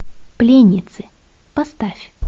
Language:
Russian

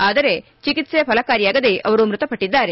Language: Kannada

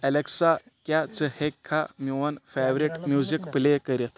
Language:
Kashmiri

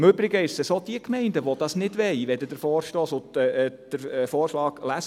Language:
Swiss German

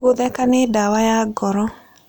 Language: Kikuyu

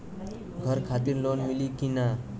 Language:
Bhojpuri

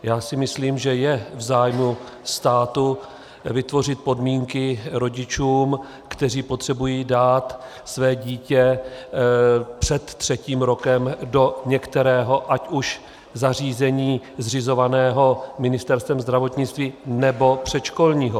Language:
Czech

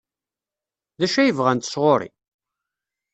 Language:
Kabyle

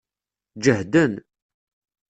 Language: Kabyle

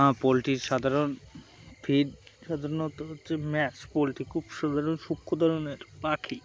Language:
Bangla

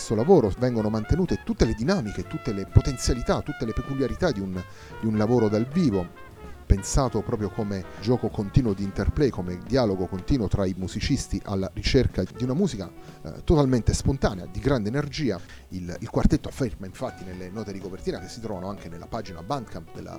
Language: Italian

